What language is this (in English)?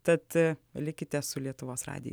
Lithuanian